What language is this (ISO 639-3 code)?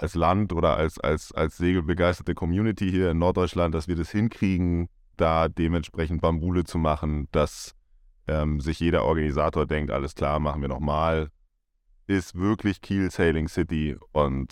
deu